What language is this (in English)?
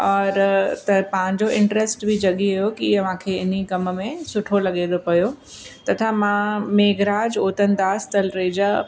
Sindhi